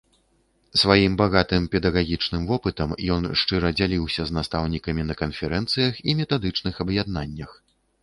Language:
Belarusian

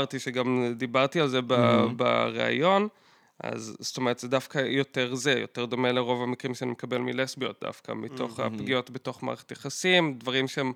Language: Hebrew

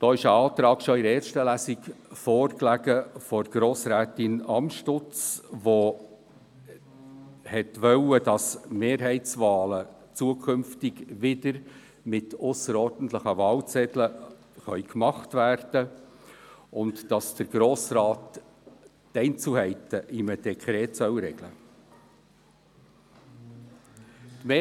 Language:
Swiss German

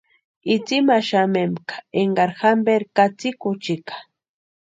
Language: Western Highland Purepecha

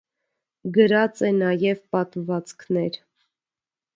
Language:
Armenian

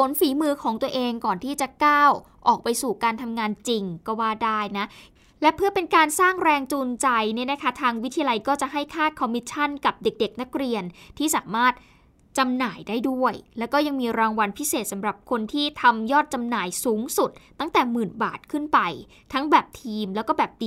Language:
Thai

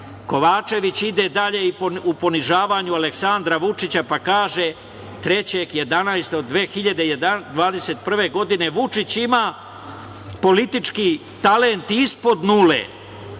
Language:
Serbian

